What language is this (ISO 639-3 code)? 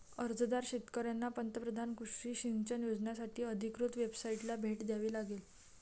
mar